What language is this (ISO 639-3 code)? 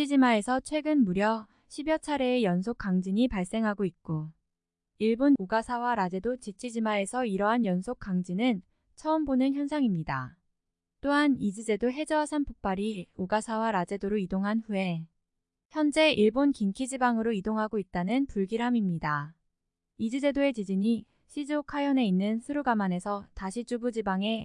kor